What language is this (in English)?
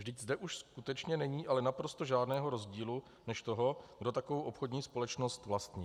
Czech